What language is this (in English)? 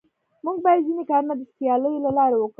Pashto